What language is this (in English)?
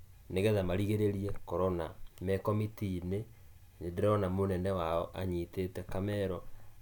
Kikuyu